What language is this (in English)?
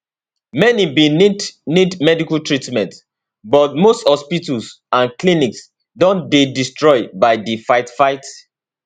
Nigerian Pidgin